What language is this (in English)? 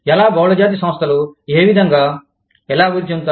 Telugu